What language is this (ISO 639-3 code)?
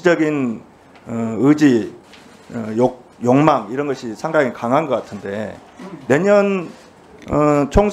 kor